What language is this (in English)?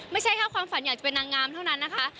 Thai